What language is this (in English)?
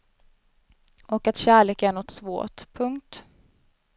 Swedish